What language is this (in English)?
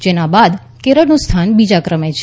Gujarati